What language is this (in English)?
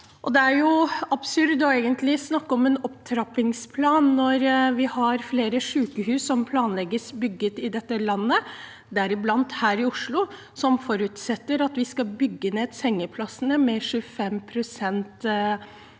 Norwegian